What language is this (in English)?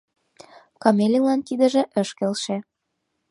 Mari